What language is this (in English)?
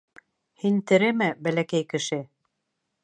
Bashkir